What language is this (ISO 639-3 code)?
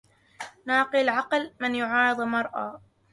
ara